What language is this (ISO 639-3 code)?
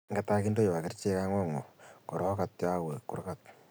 kln